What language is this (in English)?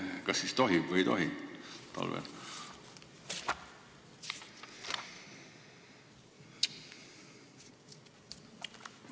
Estonian